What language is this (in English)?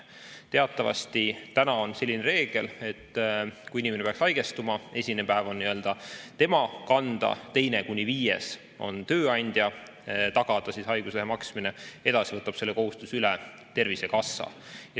Estonian